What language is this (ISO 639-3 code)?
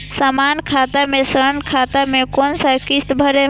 mai